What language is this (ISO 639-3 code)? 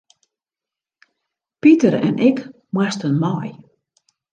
fry